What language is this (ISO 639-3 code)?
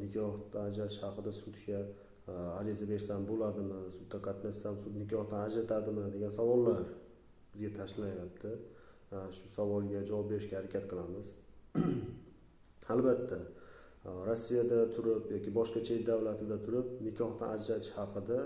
tur